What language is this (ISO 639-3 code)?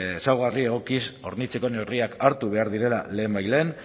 eus